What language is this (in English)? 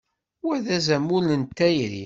Kabyle